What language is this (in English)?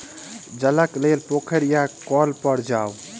Maithili